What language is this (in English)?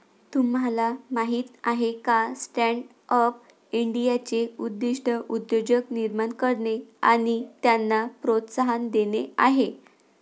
Marathi